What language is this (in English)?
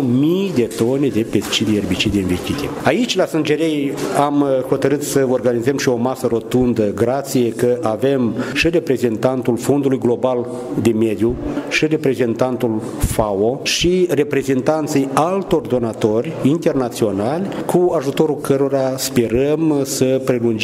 Romanian